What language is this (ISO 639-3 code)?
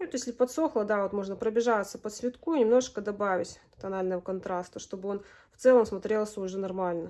rus